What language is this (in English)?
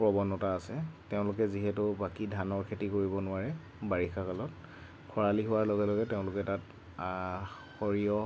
Assamese